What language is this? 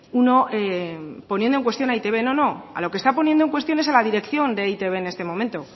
Spanish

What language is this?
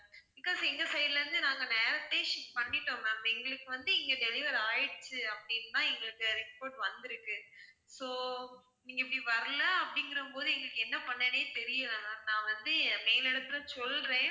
Tamil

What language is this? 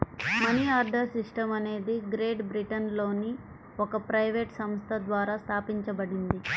Telugu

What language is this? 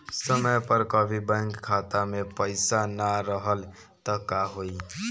Bhojpuri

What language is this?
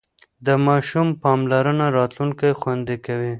Pashto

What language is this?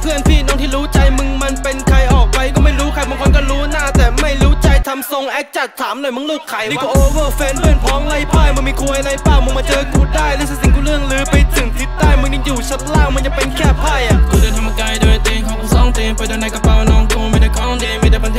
Vietnamese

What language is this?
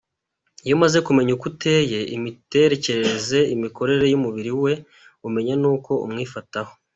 Kinyarwanda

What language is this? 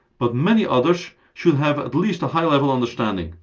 English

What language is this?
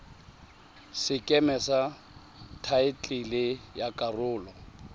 Tswana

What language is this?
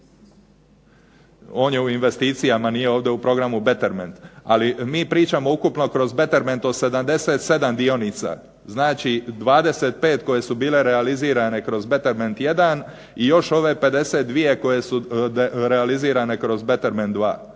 Croatian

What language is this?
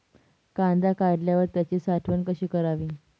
Marathi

